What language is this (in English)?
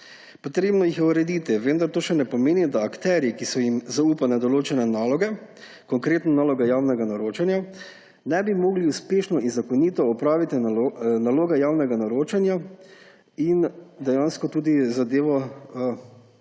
Slovenian